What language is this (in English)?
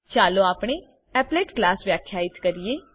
Gujarati